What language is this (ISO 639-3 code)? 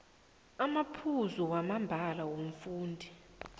nbl